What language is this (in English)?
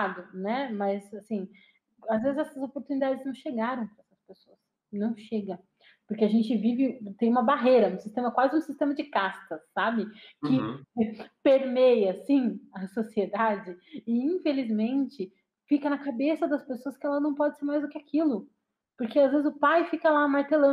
Portuguese